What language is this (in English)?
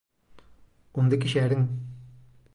Galician